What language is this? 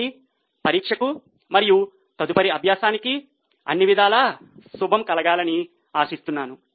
Telugu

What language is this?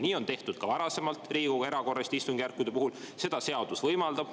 Estonian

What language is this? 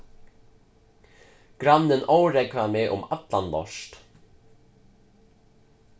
Faroese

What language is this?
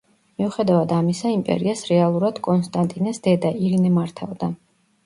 Georgian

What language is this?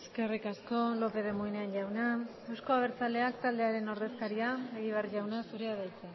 Basque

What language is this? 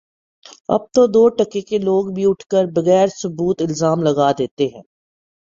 Urdu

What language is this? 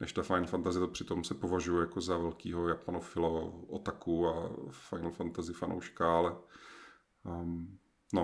Czech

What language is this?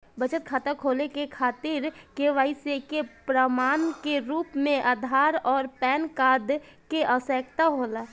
Bhojpuri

